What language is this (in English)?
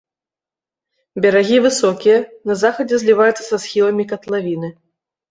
Belarusian